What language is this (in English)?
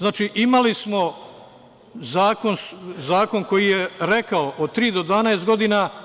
Serbian